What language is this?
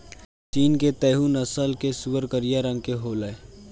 Bhojpuri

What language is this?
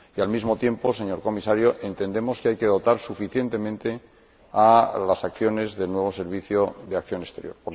Spanish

